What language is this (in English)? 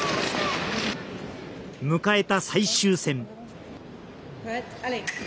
Japanese